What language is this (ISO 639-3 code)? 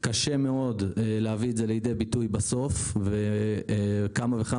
heb